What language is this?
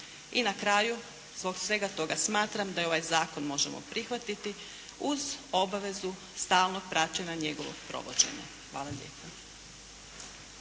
Croatian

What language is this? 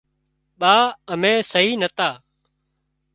Wadiyara Koli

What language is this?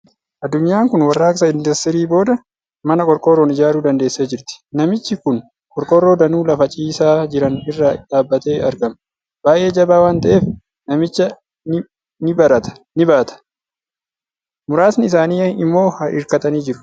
Oromo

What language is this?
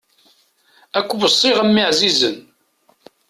Kabyle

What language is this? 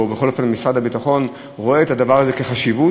Hebrew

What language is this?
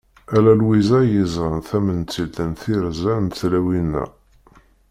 Kabyle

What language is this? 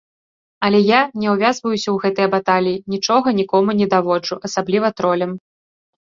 Belarusian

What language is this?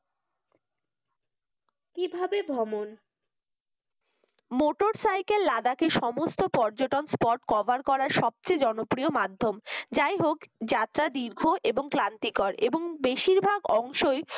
Bangla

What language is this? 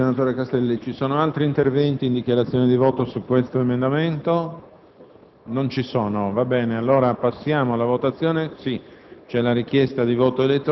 Italian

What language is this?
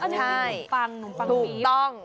Thai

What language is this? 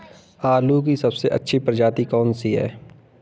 Hindi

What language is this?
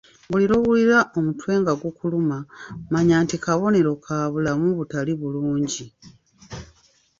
Ganda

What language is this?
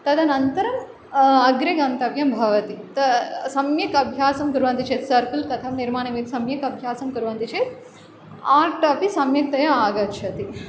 Sanskrit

